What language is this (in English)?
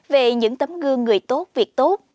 Vietnamese